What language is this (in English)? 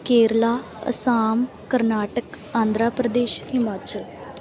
Punjabi